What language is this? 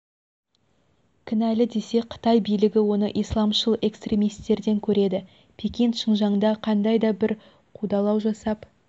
Kazakh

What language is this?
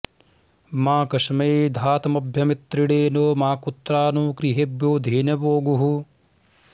Sanskrit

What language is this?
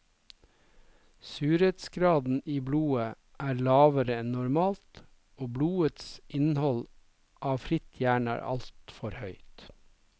Norwegian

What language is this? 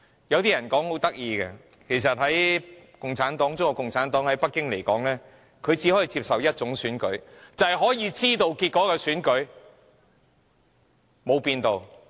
Cantonese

